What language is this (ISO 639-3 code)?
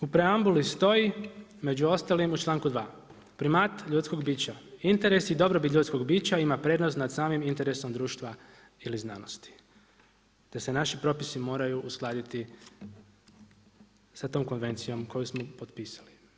hrv